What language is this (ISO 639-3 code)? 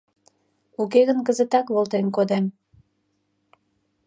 chm